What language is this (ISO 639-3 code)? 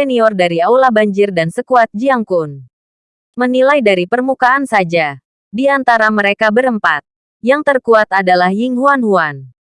ind